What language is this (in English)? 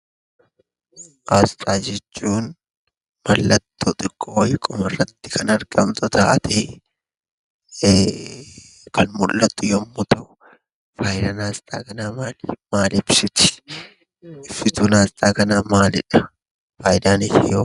Oromo